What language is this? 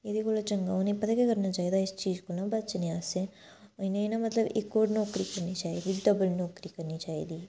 Dogri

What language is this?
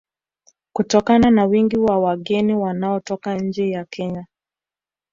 Swahili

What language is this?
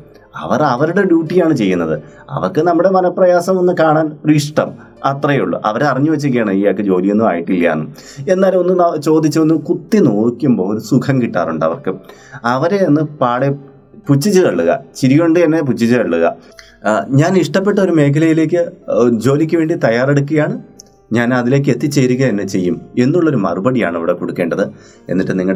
Malayalam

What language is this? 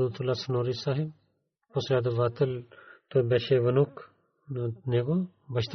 Bulgarian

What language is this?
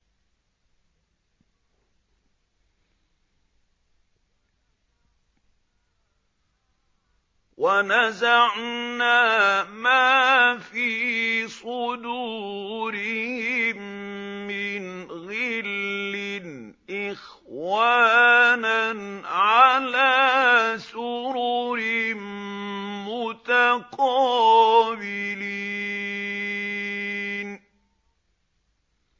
Arabic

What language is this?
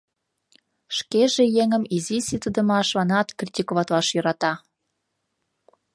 Mari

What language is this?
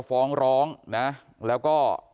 Thai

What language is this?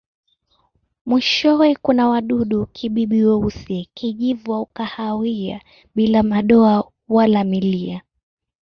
Swahili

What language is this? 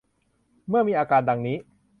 Thai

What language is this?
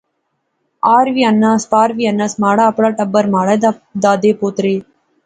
Pahari-Potwari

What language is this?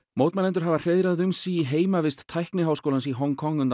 Icelandic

